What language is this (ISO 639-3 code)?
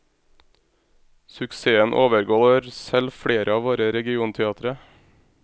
nor